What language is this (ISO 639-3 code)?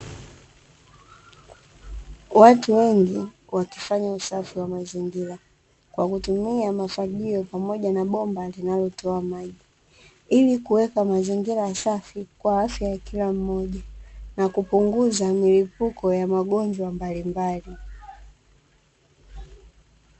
swa